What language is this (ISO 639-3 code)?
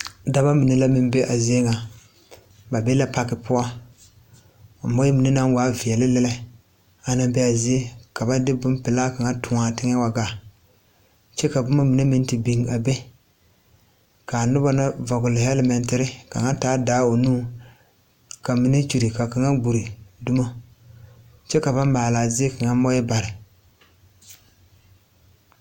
dga